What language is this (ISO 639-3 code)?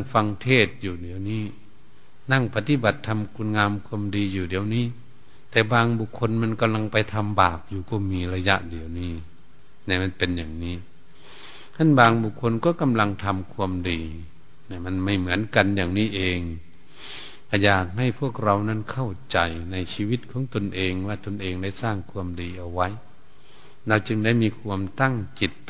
tha